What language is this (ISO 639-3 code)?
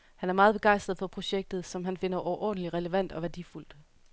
dan